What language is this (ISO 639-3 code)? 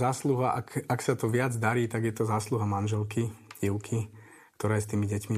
slk